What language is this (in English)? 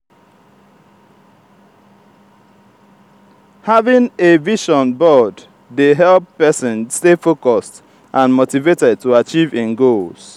Nigerian Pidgin